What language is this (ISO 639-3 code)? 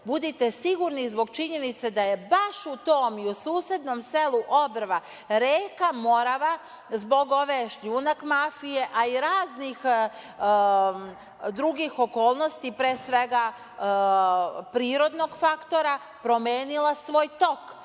srp